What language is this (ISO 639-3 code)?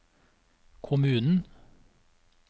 nor